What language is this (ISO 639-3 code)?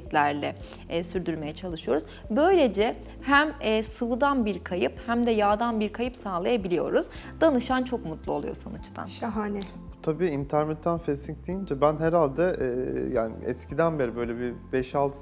tur